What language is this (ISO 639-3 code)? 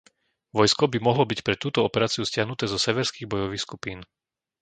slk